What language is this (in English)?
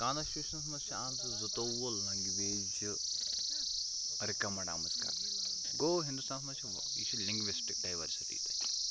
Kashmiri